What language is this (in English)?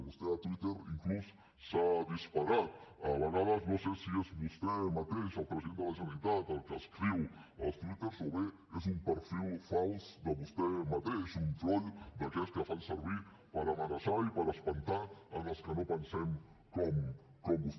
Catalan